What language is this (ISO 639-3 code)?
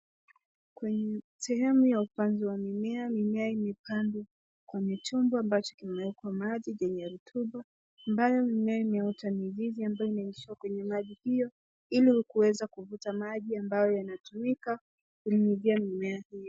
swa